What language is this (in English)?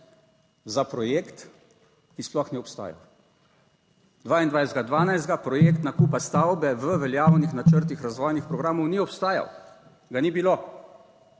Slovenian